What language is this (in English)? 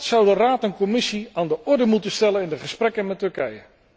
Dutch